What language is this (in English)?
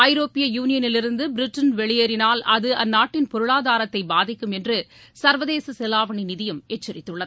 Tamil